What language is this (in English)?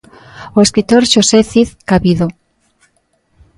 Galician